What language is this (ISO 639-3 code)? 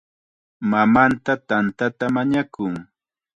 qxa